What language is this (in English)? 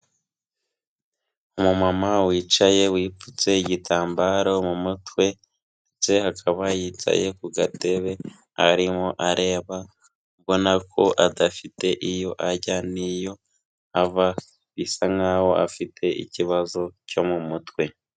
Kinyarwanda